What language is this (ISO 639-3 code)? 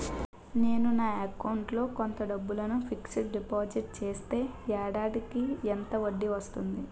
tel